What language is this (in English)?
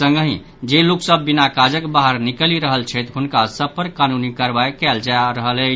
Maithili